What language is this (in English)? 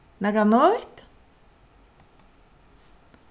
Faroese